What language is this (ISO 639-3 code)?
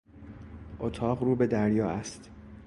fas